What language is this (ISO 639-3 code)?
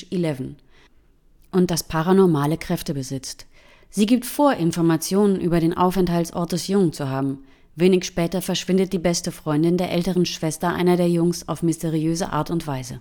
deu